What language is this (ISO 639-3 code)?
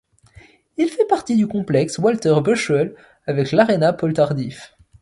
fra